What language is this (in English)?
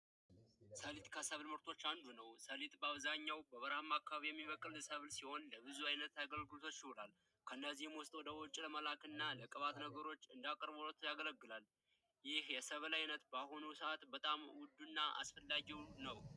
Amharic